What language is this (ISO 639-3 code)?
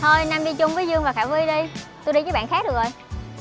vie